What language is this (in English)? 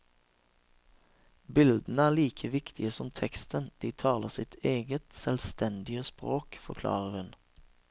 Norwegian